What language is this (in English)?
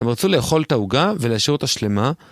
Hebrew